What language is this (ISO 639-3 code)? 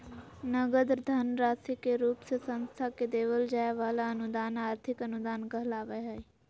mag